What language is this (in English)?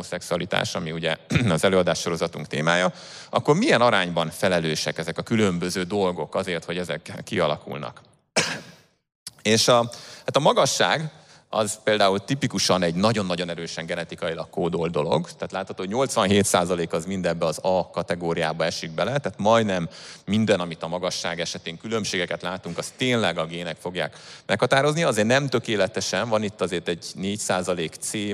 Hungarian